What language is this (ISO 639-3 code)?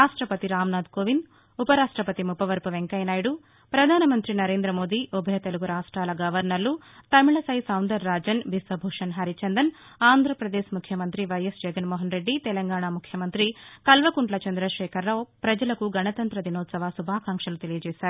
tel